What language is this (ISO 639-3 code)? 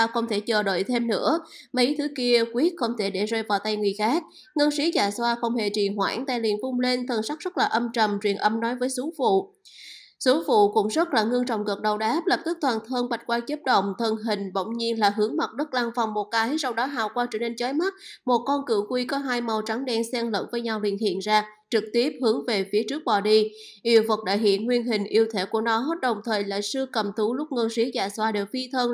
vie